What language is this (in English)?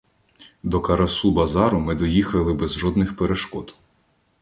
Ukrainian